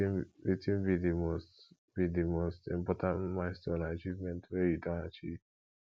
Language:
Nigerian Pidgin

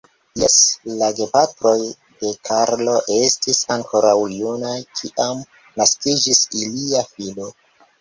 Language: Esperanto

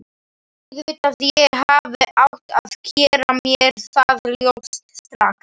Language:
Icelandic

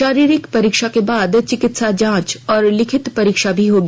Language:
Hindi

